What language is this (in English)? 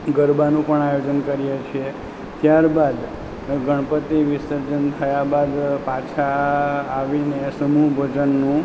Gujarati